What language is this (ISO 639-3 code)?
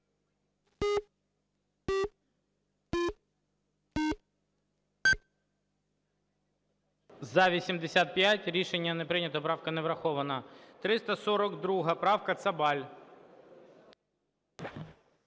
ukr